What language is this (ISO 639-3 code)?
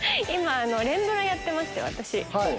jpn